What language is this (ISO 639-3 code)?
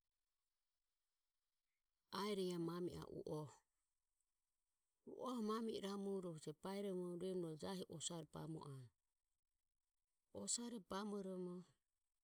aom